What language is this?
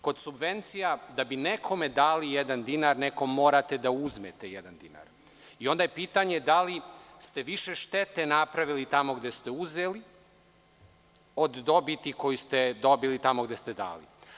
Serbian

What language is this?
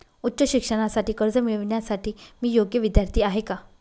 Marathi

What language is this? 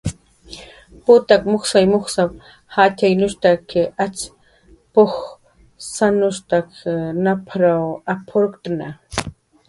Jaqaru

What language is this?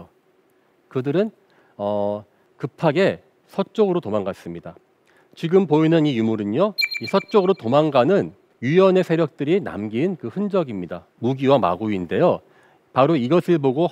Korean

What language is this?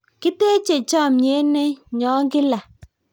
Kalenjin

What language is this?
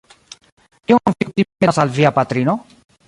Esperanto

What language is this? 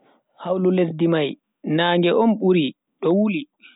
Bagirmi Fulfulde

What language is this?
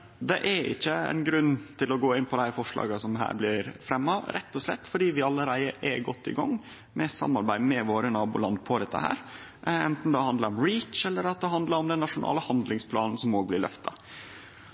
Norwegian Nynorsk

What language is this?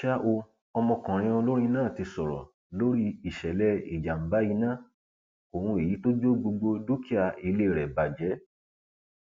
Yoruba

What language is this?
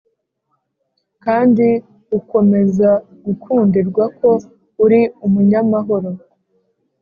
Kinyarwanda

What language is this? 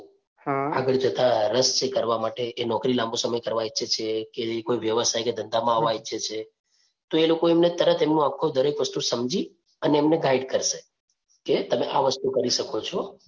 Gujarati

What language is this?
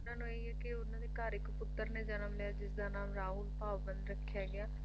Punjabi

